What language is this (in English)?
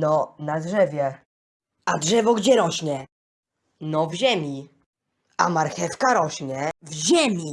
Polish